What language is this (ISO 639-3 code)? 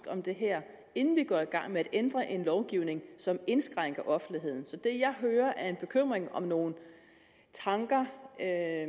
dan